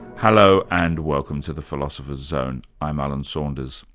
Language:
English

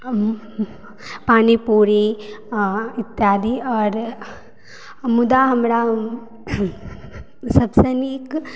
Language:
Maithili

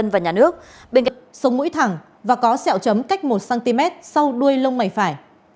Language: Vietnamese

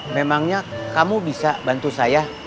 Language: Indonesian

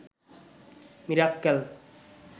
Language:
Bangla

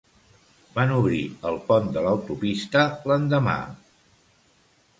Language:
Catalan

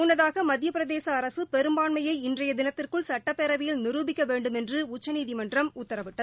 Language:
Tamil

